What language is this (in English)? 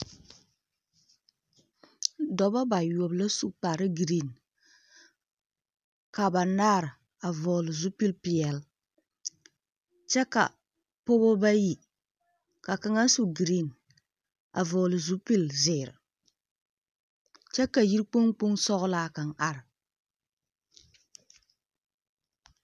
Southern Dagaare